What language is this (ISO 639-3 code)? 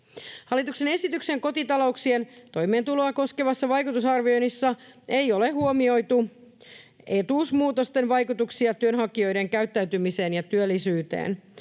fin